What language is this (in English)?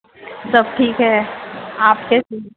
Urdu